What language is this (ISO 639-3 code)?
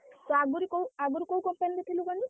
ori